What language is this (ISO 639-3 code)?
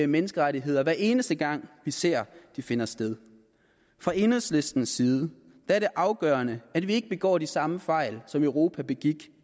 dan